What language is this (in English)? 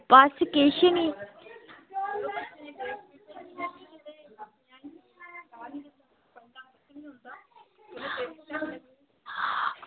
Dogri